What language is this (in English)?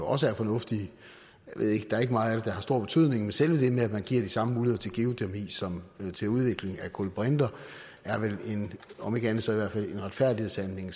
Danish